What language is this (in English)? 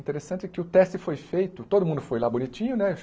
Portuguese